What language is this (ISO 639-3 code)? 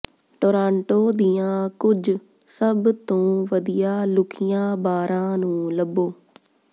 pan